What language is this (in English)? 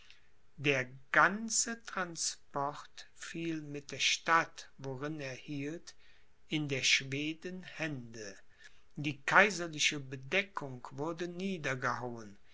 German